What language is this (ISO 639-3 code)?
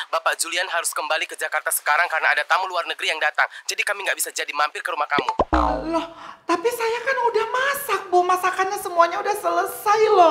ind